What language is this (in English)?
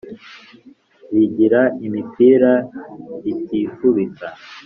Kinyarwanda